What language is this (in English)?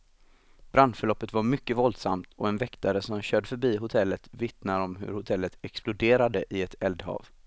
Swedish